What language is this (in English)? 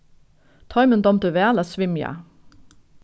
Faroese